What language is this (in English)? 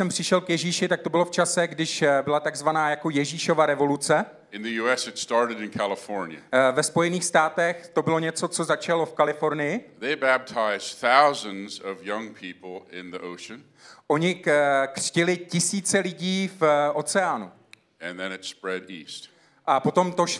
Czech